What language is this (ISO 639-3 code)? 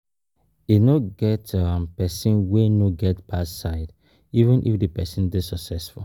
pcm